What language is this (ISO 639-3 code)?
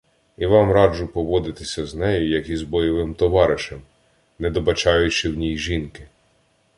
ukr